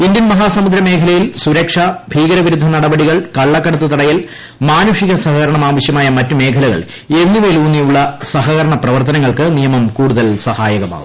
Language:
Malayalam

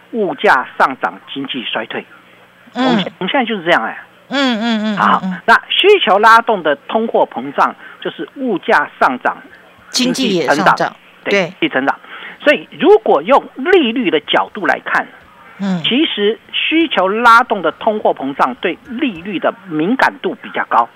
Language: Chinese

